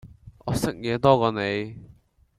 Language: Cantonese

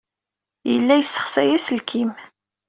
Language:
Kabyle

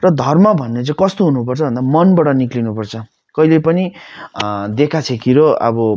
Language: Nepali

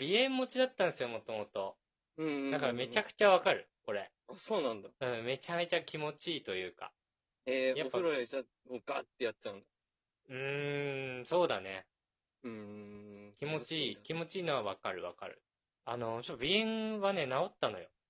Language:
Japanese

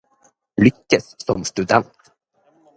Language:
Norwegian Bokmål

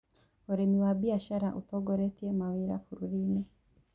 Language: Kikuyu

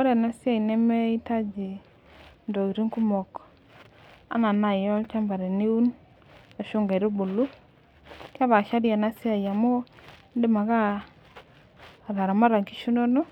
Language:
Masai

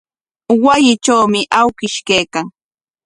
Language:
Corongo Ancash Quechua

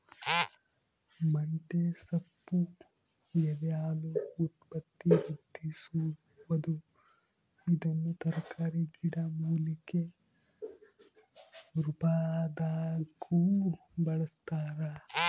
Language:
Kannada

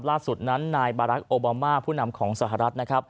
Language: Thai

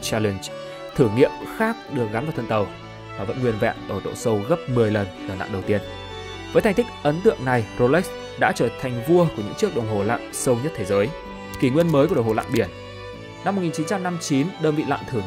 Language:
Vietnamese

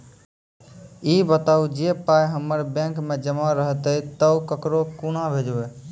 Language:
Maithili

